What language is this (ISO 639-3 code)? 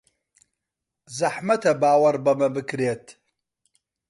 ckb